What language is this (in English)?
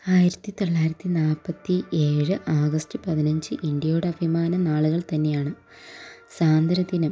Malayalam